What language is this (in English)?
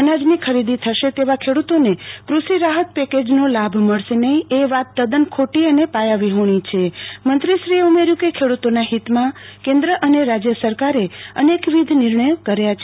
Gujarati